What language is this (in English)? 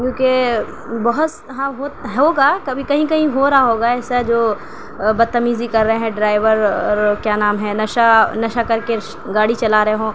Urdu